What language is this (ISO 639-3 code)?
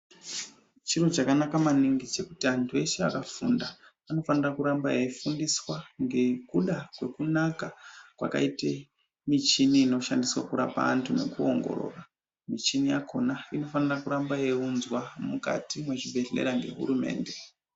ndc